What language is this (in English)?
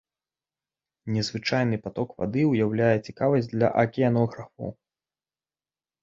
Belarusian